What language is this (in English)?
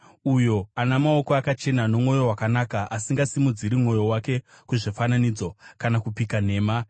Shona